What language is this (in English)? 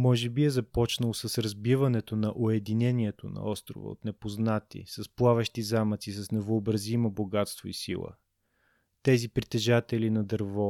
Bulgarian